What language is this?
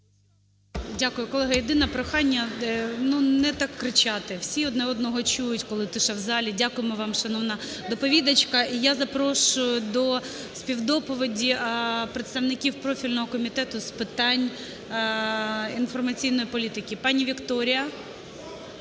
Ukrainian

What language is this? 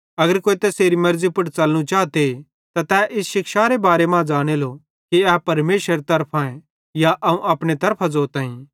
Bhadrawahi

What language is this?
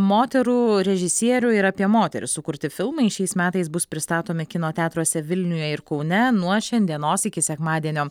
Lithuanian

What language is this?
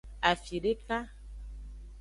Aja (Benin)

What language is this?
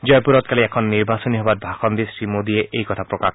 Assamese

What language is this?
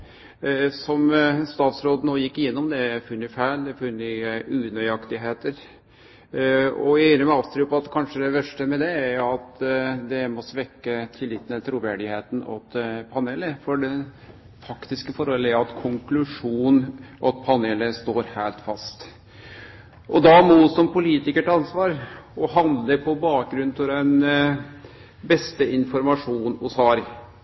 Norwegian Nynorsk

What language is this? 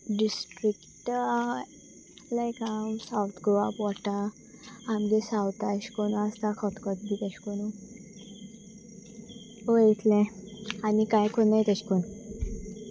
Konkani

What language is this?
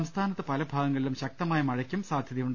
Malayalam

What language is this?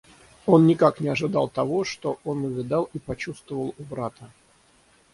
Russian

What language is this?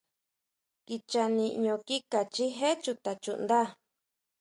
Huautla Mazatec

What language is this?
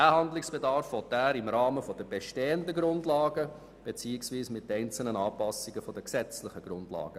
Swiss German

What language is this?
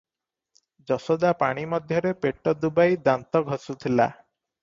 Odia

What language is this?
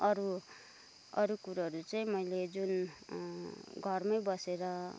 Nepali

